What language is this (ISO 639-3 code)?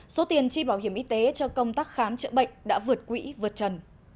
vie